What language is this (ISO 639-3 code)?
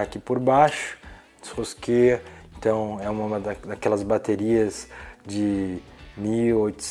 por